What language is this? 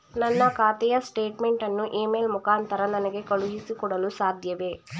Kannada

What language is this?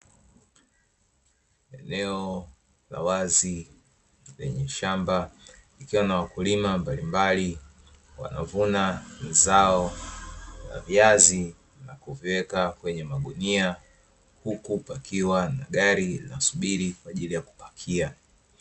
Swahili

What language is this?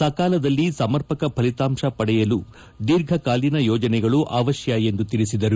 Kannada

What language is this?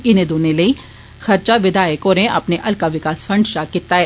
Dogri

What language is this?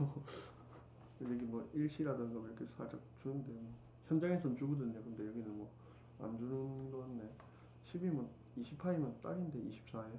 Korean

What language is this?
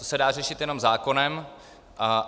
Czech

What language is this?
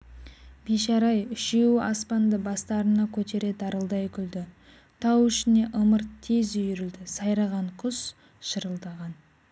Kazakh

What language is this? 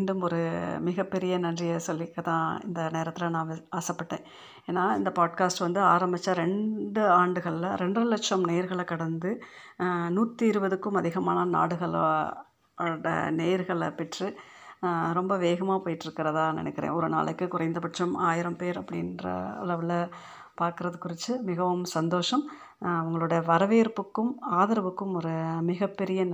Tamil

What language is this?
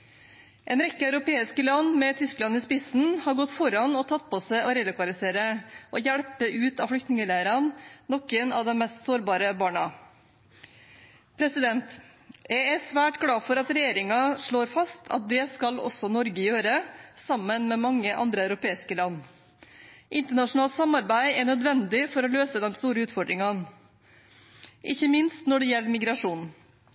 Norwegian Bokmål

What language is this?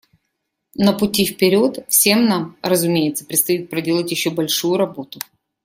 Russian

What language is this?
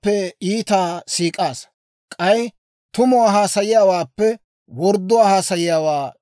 Dawro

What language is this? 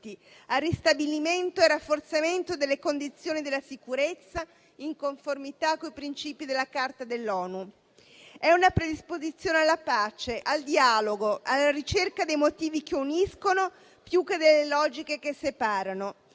Italian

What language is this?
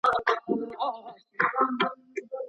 Pashto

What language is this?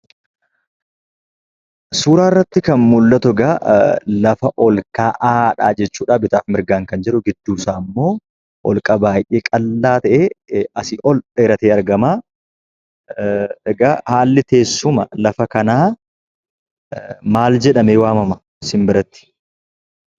Oromo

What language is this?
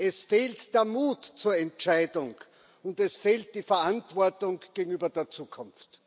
German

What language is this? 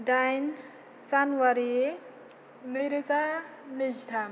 Bodo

